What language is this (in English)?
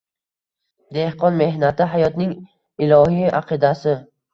Uzbek